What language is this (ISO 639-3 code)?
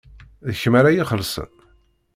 kab